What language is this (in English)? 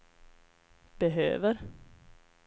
Swedish